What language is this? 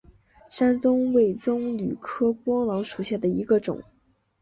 Chinese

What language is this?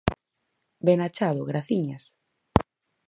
Galician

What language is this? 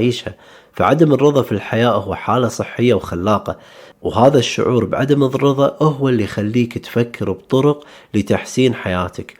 Arabic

